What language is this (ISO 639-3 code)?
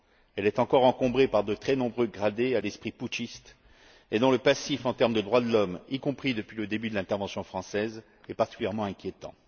fra